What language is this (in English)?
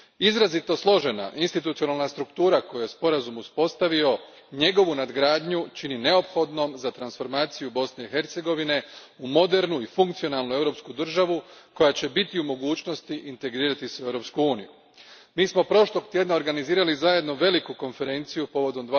Croatian